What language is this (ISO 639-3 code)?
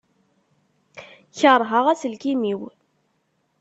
kab